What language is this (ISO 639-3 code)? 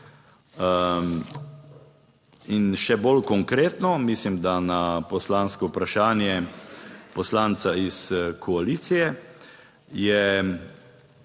slv